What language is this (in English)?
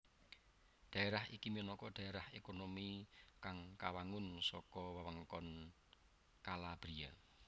Javanese